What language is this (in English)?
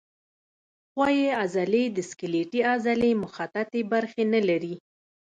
Pashto